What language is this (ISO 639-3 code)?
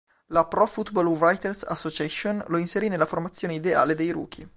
ita